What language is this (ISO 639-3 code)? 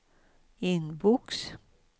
swe